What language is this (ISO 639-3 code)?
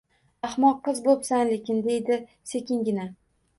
uzb